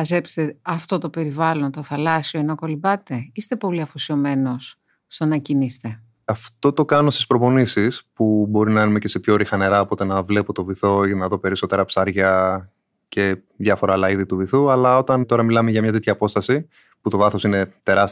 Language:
Greek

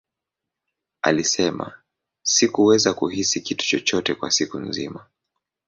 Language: Swahili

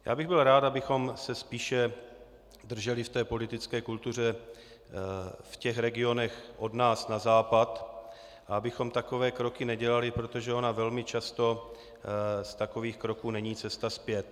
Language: Czech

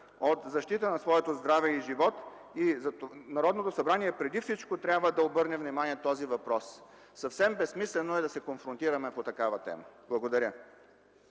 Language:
Bulgarian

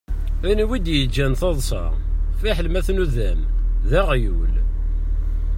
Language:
Kabyle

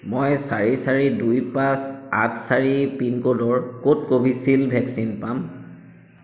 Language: Assamese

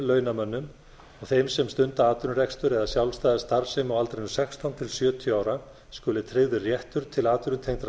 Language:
Icelandic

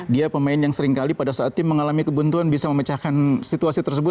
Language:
Indonesian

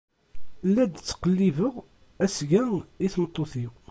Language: Kabyle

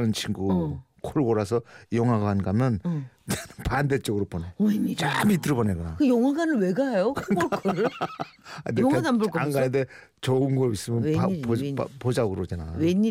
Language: Korean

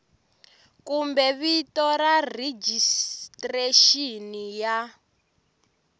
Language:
Tsonga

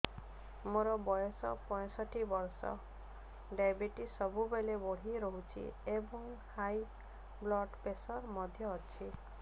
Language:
Odia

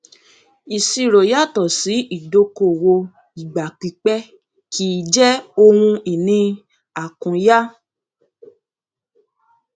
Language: Yoruba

